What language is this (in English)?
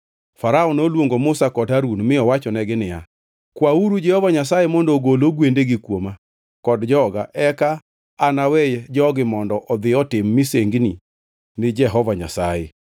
Luo (Kenya and Tanzania)